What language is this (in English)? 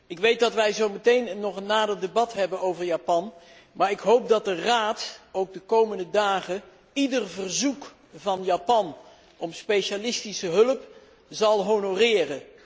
Dutch